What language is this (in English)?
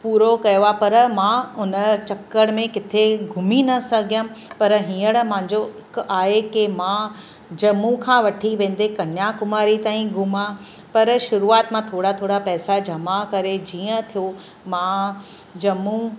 Sindhi